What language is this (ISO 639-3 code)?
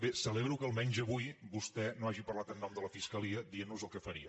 cat